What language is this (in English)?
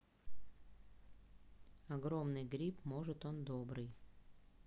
Russian